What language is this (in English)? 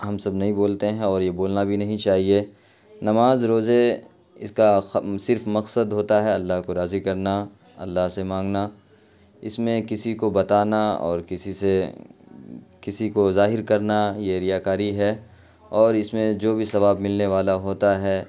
Urdu